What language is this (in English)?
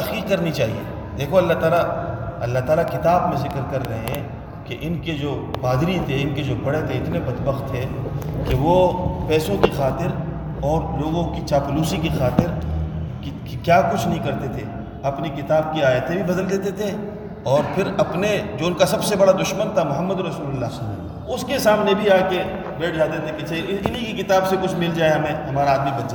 Urdu